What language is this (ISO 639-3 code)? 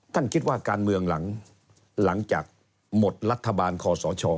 tha